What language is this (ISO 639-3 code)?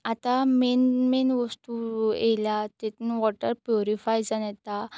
kok